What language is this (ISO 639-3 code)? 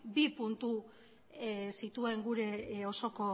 eus